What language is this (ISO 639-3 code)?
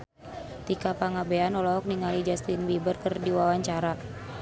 sun